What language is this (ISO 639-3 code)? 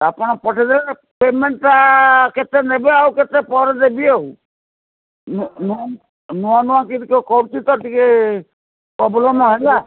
ori